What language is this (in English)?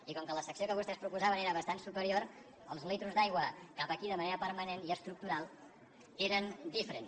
Catalan